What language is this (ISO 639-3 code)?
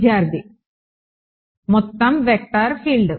tel